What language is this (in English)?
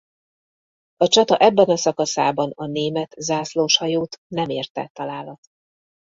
Hungarian